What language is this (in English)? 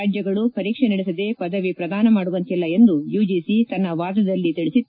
Kannada